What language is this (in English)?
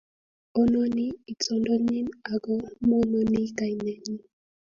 Kalenjin